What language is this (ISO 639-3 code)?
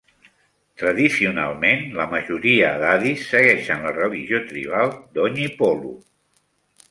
cat